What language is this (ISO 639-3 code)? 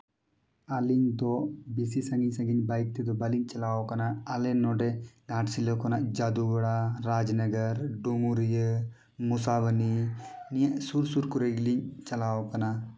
sat